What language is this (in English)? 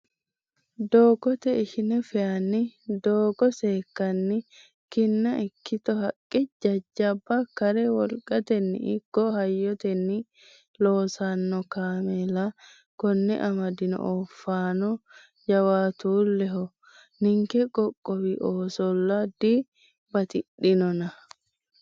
Sidamo